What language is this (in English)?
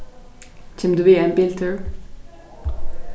Faroese